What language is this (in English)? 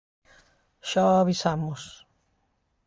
Galician